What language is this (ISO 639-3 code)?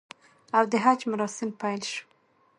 pus